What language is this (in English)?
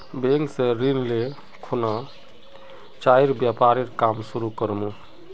Magahi